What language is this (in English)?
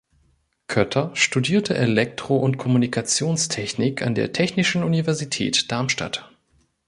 German